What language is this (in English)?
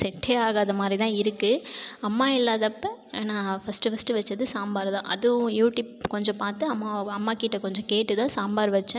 Tamil